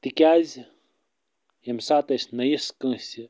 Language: Kashmiri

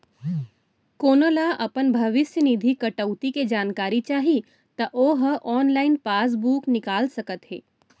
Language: Chhattisgarhi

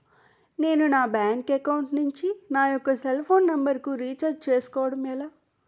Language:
Telugu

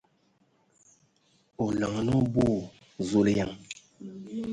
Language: Ewondo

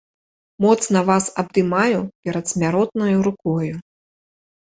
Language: Belarusian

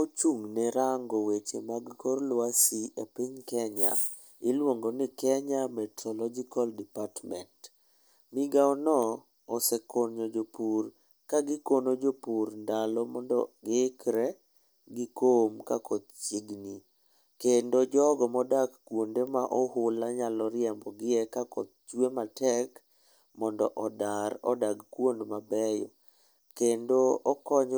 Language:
Luo (Kenya and Tanzania)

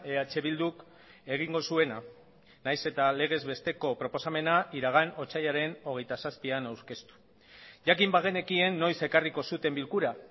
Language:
Basque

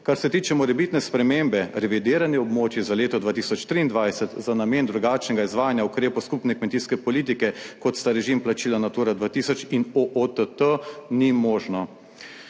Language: Slovenian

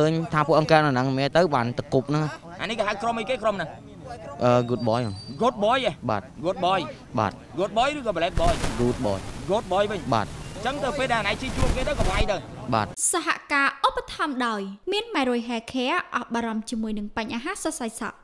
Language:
Vietnamese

